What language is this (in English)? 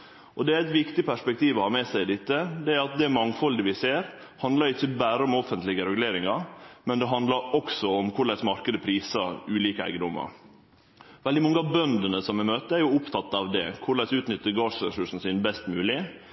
Norwegian Nynorsk